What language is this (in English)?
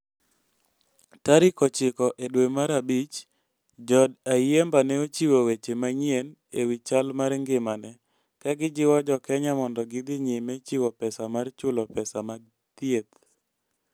Luo (Kenya and Tanzania)